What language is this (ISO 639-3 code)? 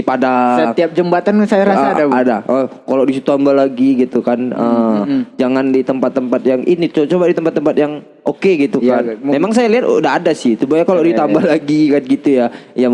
ind